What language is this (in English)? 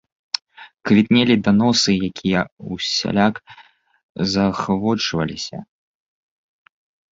Belarusian